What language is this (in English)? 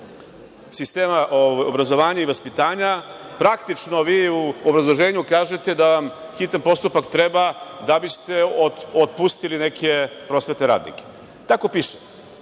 Serbian